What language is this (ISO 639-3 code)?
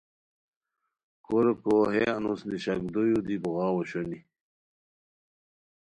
khw